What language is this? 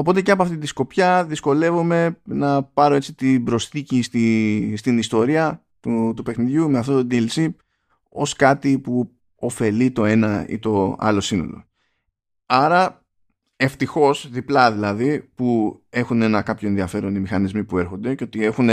Greek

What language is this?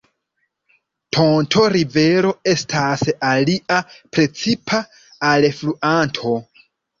Esperanto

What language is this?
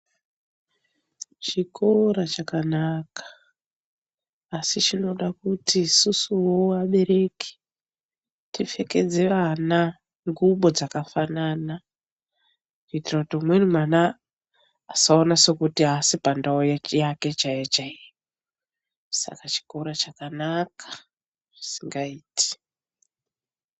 Ndau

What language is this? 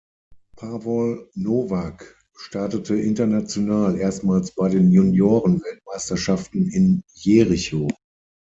German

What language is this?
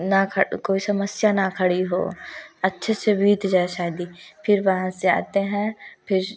Hindi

